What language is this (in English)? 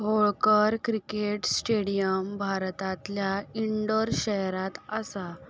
Konkani